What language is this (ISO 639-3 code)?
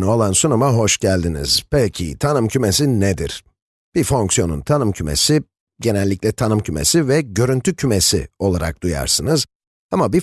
tur